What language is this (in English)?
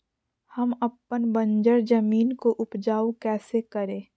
Magahi